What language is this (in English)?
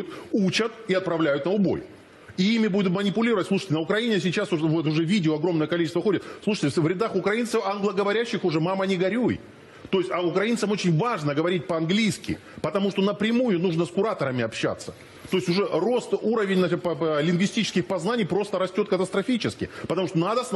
Ukrainian